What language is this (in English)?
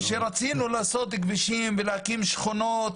Hebrew